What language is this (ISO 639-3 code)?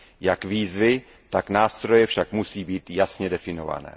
ces